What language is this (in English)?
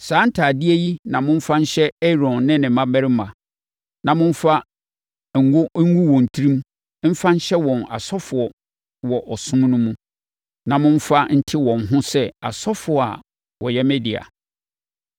Akan